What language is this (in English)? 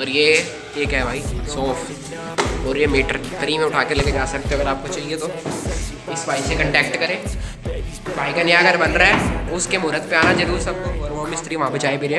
Hindi